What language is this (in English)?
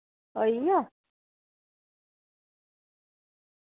Dogri